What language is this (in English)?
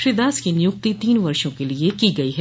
Hindi